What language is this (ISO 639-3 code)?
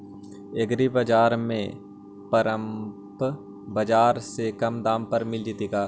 mag